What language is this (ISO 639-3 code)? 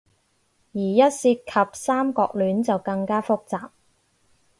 yue